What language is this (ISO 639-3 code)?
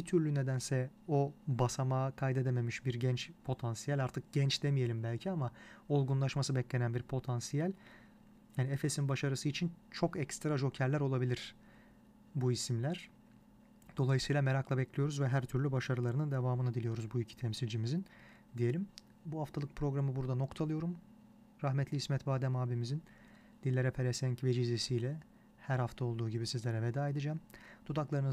tur